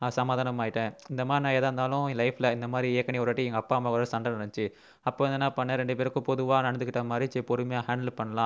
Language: Tamil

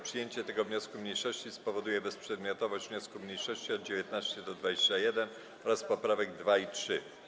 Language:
Polish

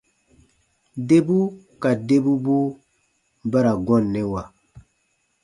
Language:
Baatonum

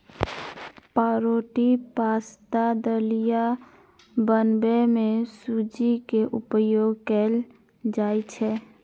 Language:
Maithili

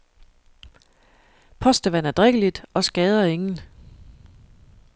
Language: Danish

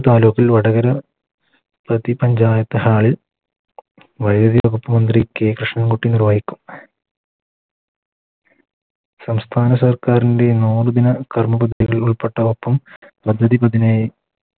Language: Malayalam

